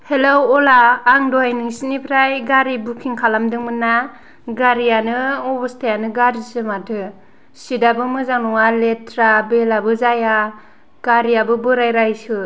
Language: Bodo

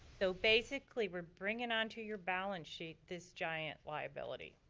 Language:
English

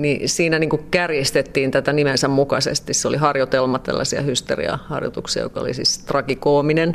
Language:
Finnish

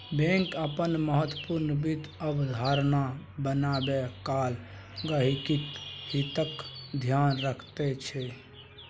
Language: Maithili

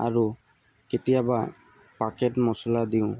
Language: Assamese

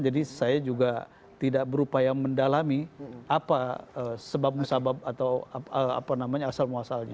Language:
Indonesian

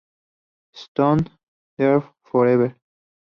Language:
Spanish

